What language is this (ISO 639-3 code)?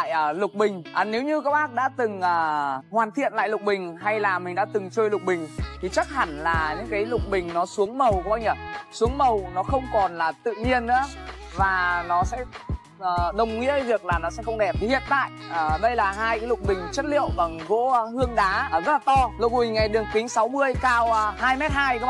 vie